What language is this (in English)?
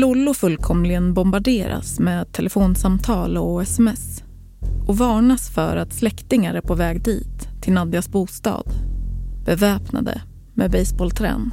Swedish